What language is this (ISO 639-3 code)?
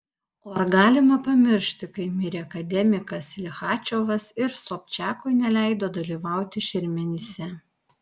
lit